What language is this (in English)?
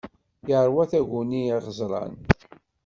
Kabyle